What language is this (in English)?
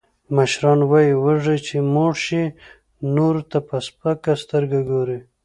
Pashto